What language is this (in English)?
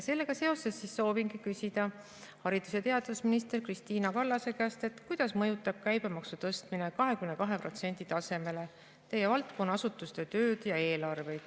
Estonian